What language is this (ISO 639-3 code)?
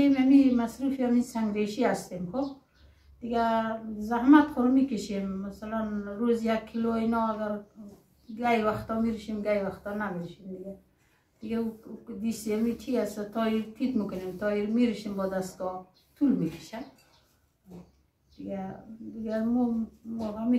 tur